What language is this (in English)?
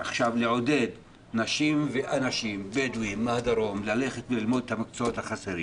Hebrew